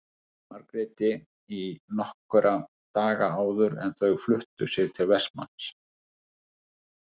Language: Icelandic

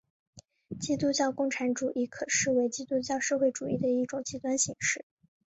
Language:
Chinese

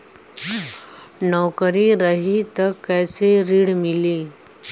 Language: Bhojpuri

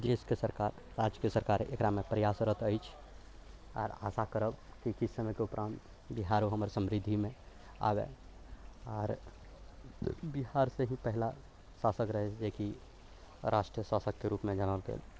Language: Maithili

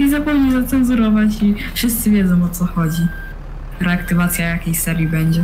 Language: Polish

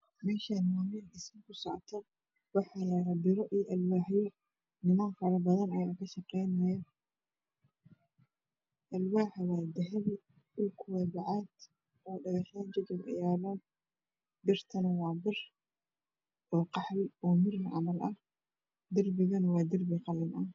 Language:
Somali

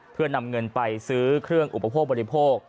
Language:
Thai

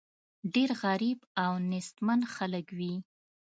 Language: Pashto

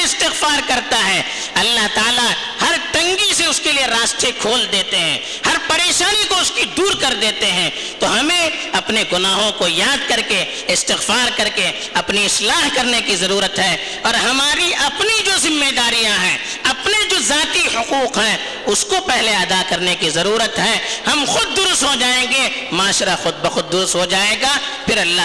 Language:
Urdu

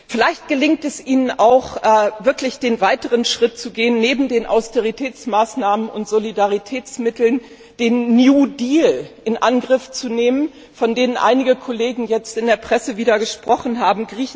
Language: German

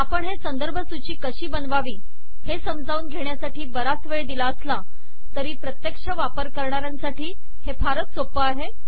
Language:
Marathi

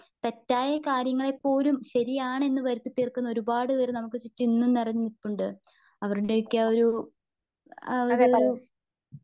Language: Malayalam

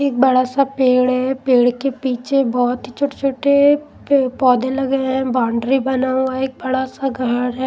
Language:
Hindi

